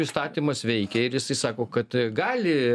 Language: Lithuanian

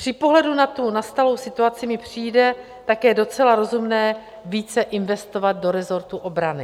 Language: Czech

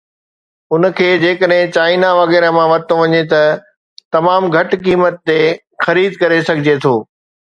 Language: Sindhi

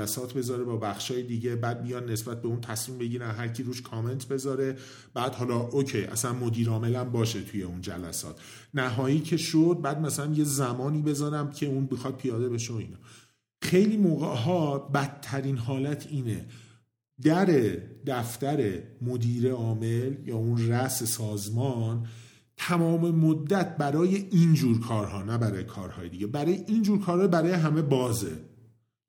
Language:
Persian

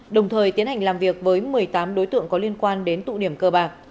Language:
Vietnamese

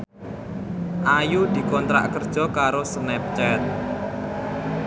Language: Javanese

